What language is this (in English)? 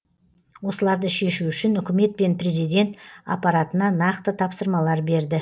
Kazakh